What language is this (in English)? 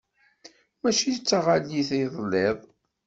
Kabyle